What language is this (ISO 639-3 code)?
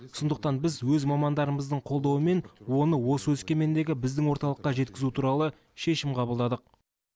kaz